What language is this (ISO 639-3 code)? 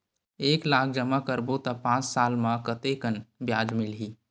hne